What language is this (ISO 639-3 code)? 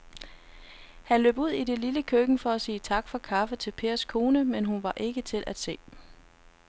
dan